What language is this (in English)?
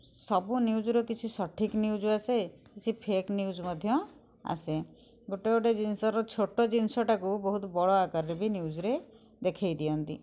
Odia